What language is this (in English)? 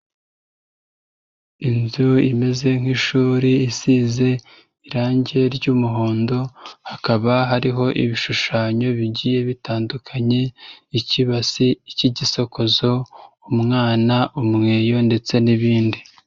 Kinyarwanda